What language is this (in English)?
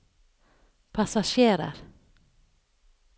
Norwegian